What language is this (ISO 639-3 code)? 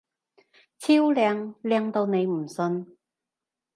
yue